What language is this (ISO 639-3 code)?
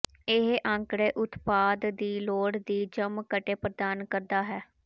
pan